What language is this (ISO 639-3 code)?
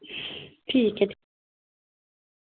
doi